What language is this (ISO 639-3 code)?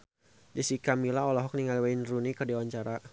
sun